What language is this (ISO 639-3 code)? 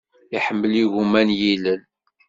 kab